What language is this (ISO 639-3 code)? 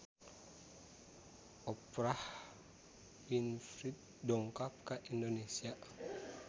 sun